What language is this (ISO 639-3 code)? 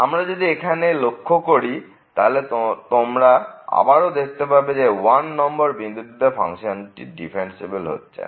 ben